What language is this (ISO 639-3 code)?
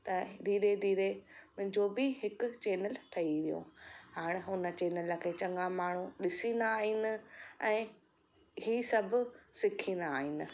snd